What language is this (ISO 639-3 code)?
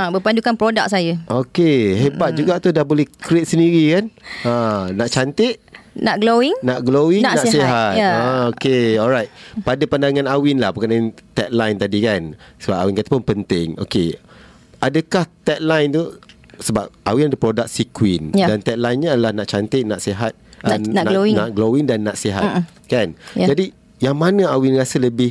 msa